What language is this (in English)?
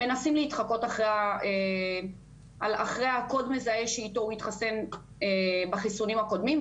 Hebrew